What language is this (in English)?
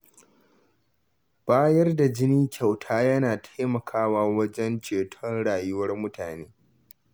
Hausa